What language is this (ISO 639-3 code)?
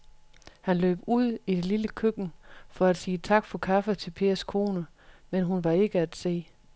dan